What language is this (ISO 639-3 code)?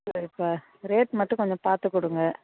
tam